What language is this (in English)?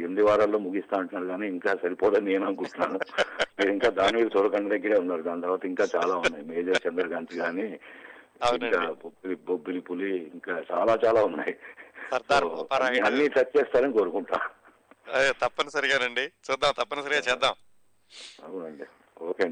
Telugu